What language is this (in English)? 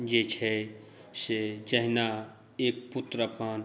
Maithili